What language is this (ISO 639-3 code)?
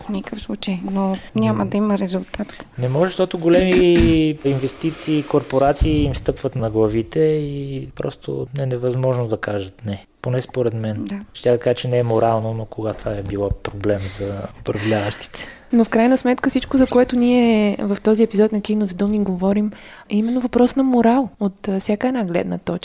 bul